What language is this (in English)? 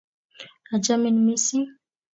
Kalenjin